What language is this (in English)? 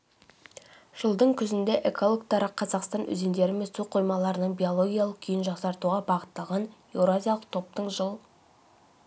Kazakh